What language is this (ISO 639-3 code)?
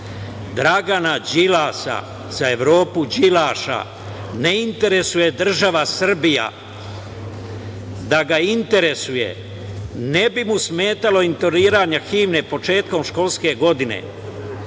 srp